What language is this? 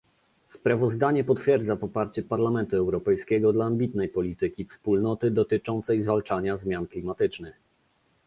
Polish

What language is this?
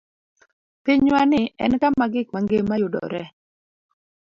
Luo (Kenya and Tanzania)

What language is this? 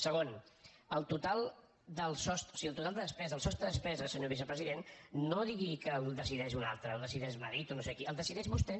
Catalan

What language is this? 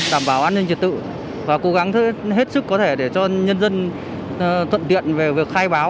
Vietnamese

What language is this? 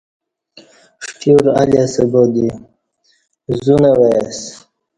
Kati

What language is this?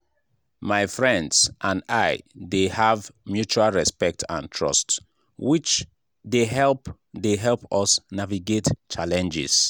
Nigerian Pidgin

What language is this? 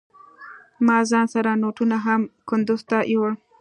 Pashto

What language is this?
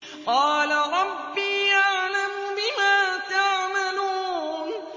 Arabic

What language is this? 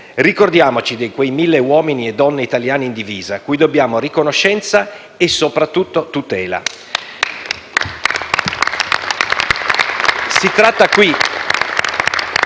Italian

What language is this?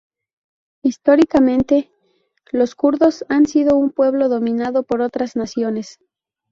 Spanish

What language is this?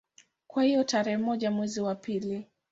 Swahili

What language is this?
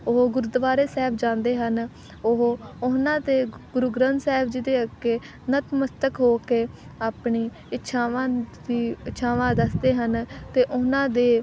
Punjabi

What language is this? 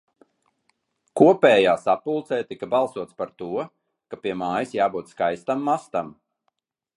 Latvian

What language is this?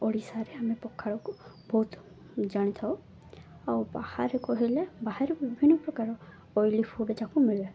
Odia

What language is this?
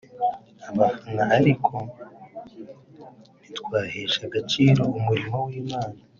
Kinyarwanda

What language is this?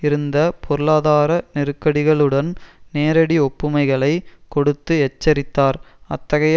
Tamil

